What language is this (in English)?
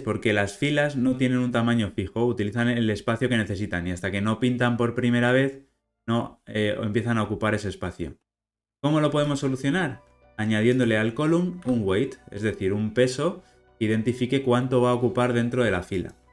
Spanish